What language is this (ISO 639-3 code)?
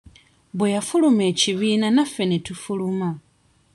lug